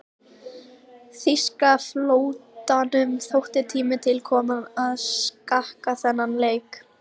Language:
Icelandic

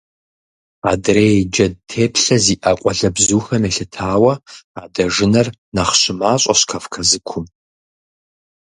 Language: Kabardian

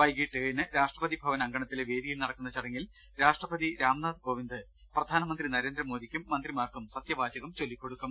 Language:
Malayalam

